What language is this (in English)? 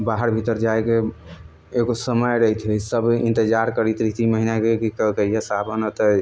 Maithili